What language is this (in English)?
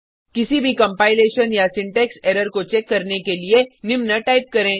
Hindi